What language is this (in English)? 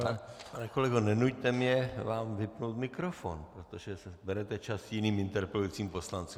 Czech